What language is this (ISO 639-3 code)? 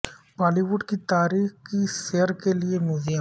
urd